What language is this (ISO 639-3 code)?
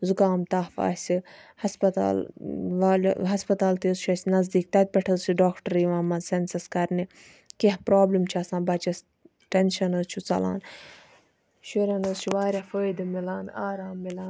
kas